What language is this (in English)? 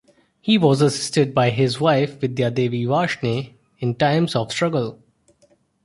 English